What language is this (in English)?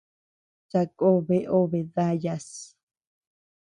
Tepeuxila Cuicatec